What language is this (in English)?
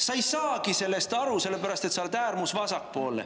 Estonian